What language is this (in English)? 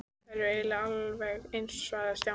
Icelandic